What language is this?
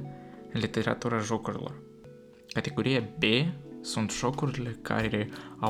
Romanian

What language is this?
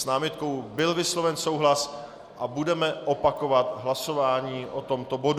Czech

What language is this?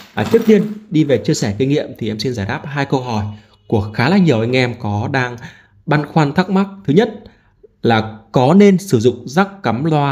Vietnamese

